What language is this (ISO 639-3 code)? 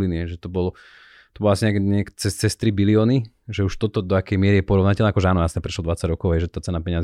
slk